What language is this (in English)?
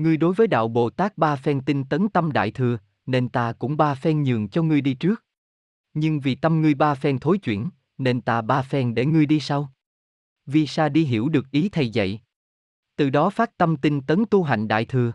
Vietnamese